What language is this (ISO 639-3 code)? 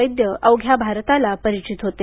mar